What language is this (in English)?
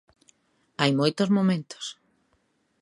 Galician